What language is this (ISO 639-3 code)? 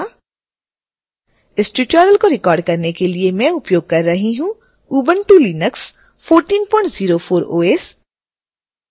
hin